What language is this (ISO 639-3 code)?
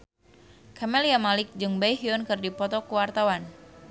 sun